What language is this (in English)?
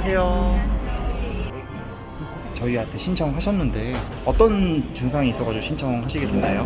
Korean